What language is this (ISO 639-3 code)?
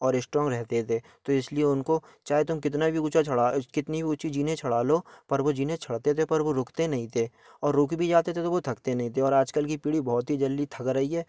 hin